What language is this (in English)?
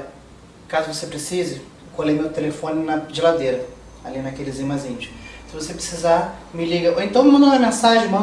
Portuguese